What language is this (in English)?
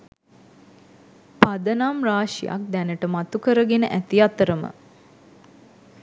Sinhala